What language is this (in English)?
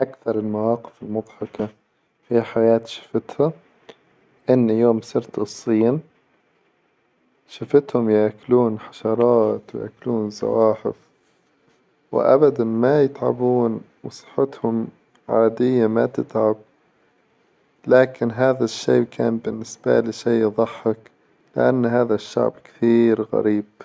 Hijazi Arabic